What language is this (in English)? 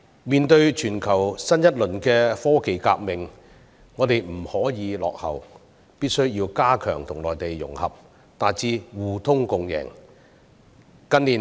Cantonese